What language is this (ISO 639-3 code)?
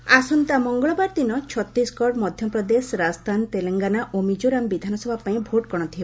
ori